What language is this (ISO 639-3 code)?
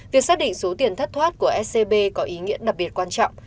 vie